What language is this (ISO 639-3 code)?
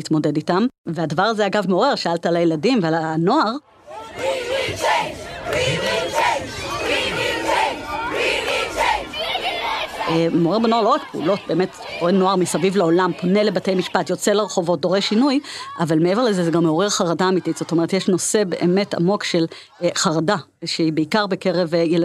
heb